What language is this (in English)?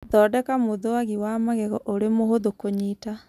Kikuyu